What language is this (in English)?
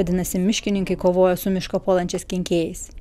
Lithuanian